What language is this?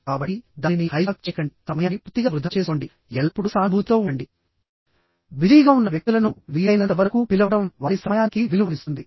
Telugu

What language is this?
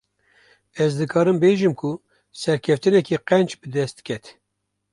Kurdish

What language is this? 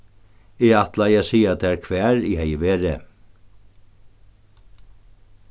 Faroese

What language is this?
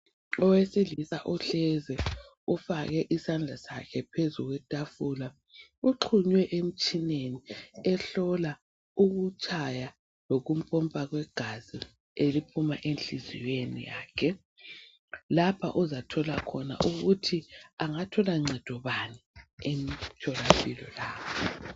North Ndebele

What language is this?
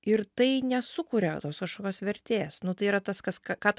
Lithuanian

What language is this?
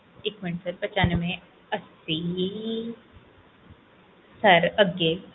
Punjabi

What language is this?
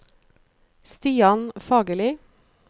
Norwegian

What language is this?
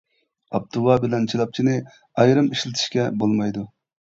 Uyghur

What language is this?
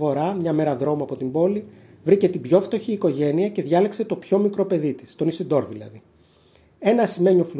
Greek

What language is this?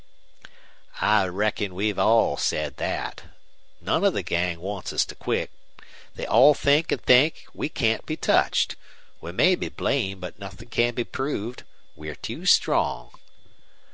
English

